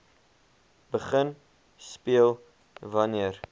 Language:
Afrikaans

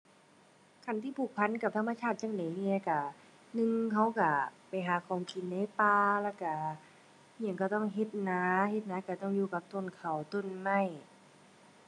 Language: Thai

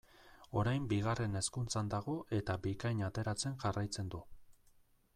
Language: Basque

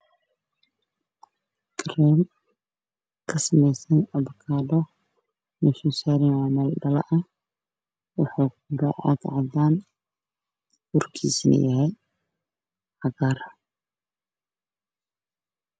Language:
Somali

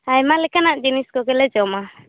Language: Santali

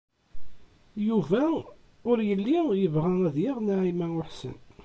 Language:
Kabyle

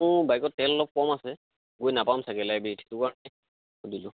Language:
Assamese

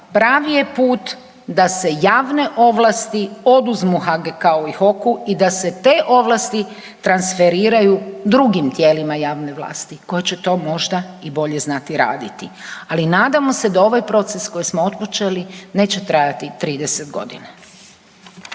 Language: Croatian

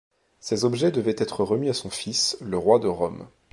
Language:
French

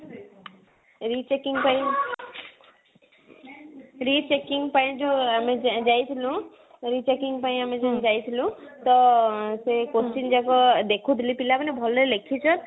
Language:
Odia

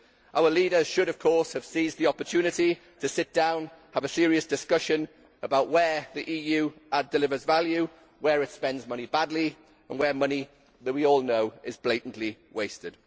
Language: English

